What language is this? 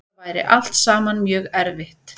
Icelandic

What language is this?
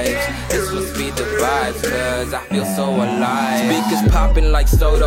Ukrainian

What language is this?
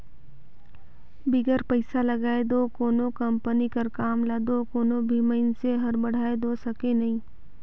Chhattisgarhi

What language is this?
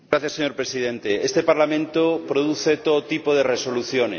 Spanish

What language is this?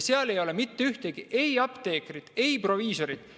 Estonian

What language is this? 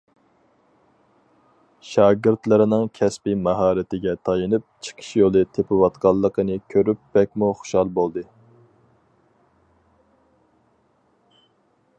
Uyghur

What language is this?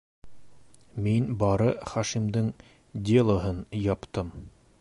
Bashkir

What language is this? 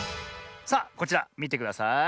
Japanese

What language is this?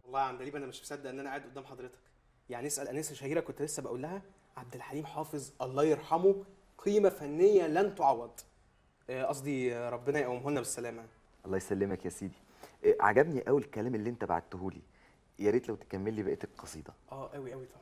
Arabic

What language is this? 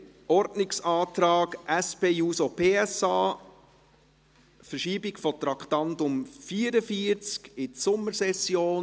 Swiss German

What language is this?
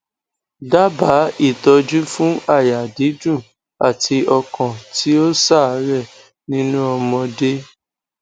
Yoruba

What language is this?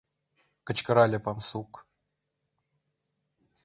Mari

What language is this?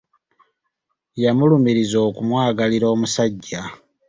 Ganda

